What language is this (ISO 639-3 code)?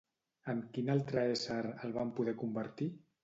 cat